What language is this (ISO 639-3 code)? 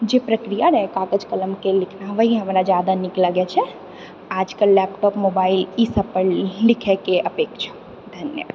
mai